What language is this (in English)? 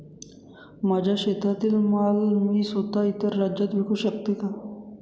Marathi